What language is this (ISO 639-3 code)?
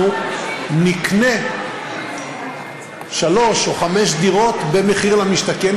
heb